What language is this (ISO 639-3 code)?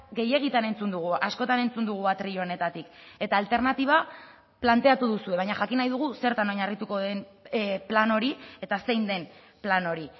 eus